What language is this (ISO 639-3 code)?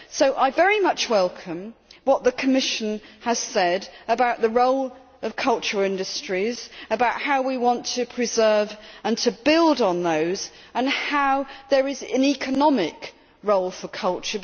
eng